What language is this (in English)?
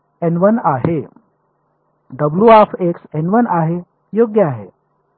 Marathi